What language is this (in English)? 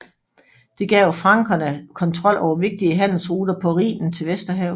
Danish